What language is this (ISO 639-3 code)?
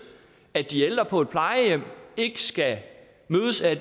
dan